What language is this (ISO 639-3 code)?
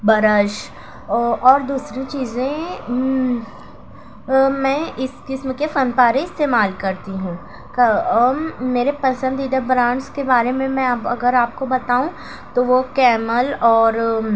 urd